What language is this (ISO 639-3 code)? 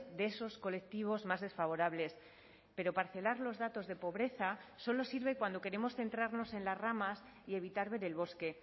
spa